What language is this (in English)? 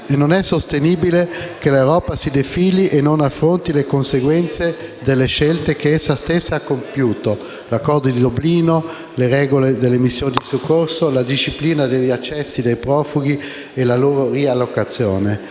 Italian